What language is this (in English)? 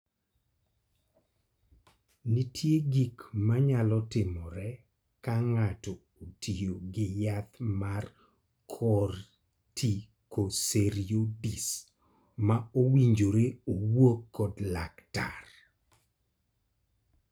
Luo (Kenya and Tanzania)